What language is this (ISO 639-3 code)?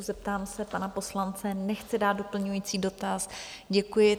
ces